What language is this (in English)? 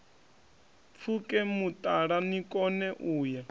Venda